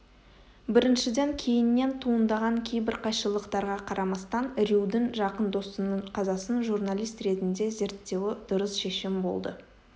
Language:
Kazakh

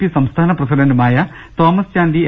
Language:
Malayalam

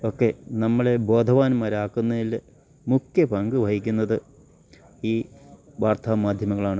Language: Malayalam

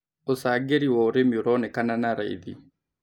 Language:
Kikuyu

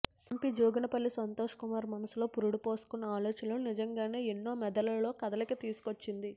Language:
Telugu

